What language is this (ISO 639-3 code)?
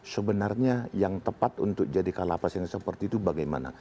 ind